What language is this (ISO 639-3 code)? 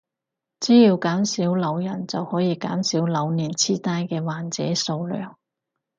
yue